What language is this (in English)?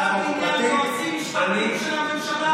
Hebrew